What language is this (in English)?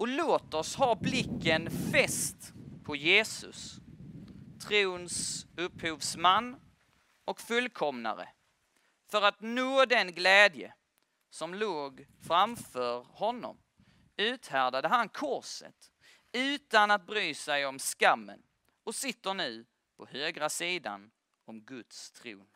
Swedish